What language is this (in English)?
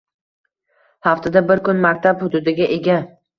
Uzbek